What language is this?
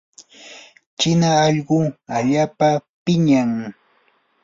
Yanahuanca Pasco Quechua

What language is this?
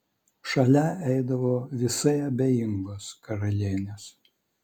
Lithuanian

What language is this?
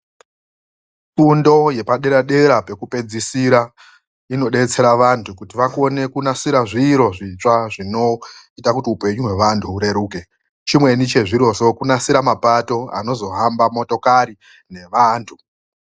Ndau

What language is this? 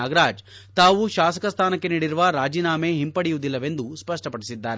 Kannada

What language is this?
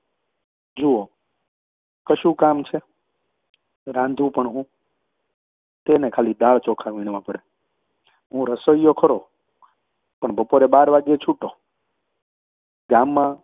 Gujarati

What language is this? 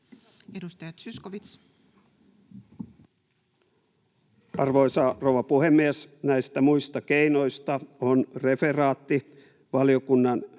Finnish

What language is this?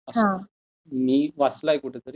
Marathi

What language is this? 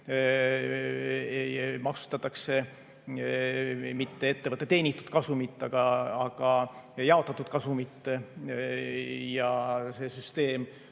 Estonian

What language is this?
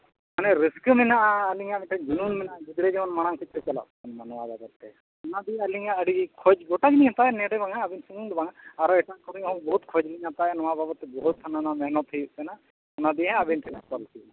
Santali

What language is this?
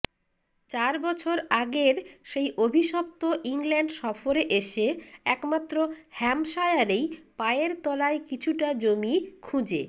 Bangla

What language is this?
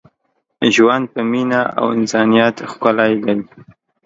Pashto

